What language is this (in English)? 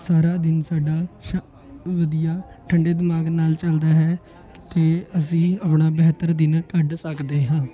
Punjabi